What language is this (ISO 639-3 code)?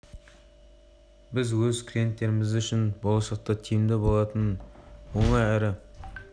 kaz